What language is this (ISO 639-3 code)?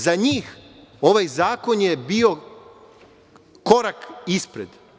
srp